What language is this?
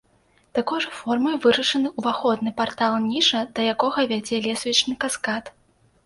Belarusian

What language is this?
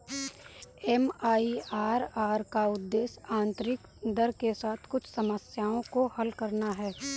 Hindi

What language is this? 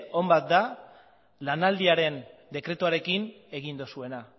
Basque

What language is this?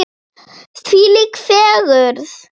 Icelandic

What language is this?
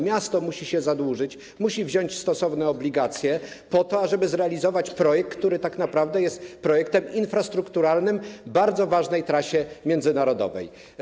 Polish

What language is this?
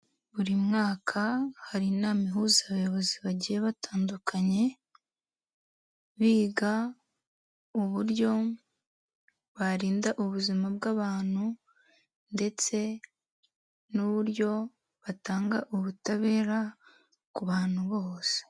Kinyarwanda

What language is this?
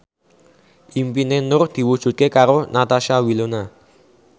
Javanese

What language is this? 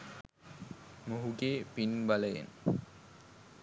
Sinhala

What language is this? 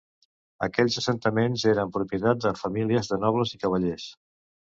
Catalan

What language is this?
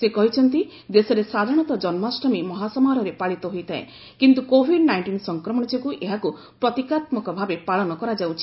Odia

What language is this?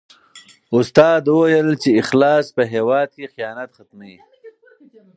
Pashto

